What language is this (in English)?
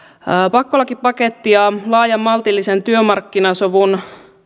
Finnish